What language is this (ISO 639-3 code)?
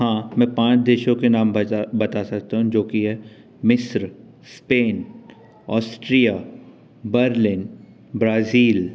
hin